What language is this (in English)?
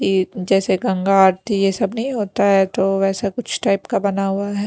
Hindi